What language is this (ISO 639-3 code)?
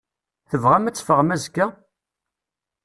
kab